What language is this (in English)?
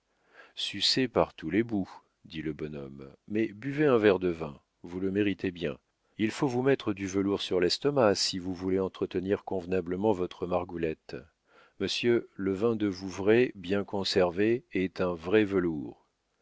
French